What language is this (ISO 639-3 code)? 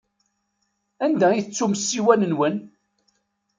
kab